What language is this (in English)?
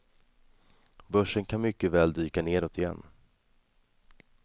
Swedish